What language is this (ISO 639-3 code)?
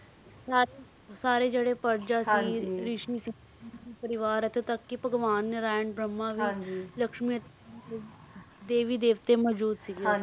pan